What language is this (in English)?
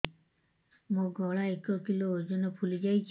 Odia